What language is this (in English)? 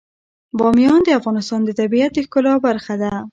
Pashto